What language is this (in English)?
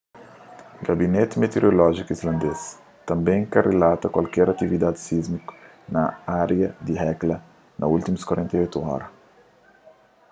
Kabuverdianu